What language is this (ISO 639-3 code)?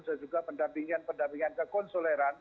ind